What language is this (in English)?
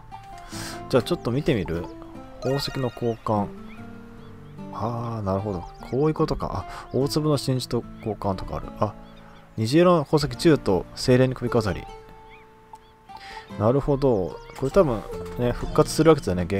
Japanese